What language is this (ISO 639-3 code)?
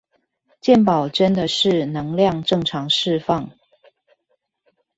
zho